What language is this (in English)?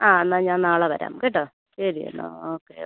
Malayalam